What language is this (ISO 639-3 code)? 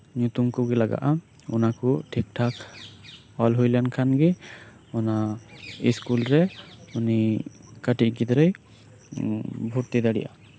sat